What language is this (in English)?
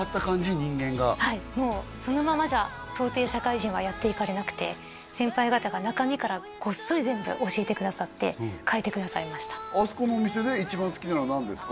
Japanese